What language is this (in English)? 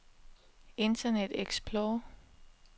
Danish